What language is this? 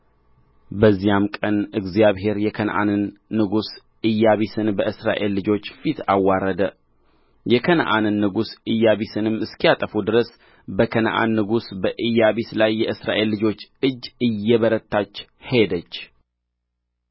Amharic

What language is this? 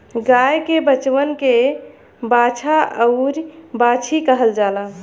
Bhojpuri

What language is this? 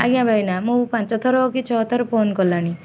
Odia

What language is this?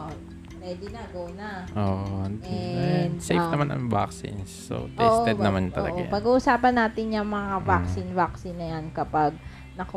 Filipino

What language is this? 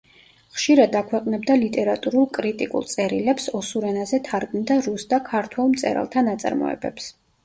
Georgian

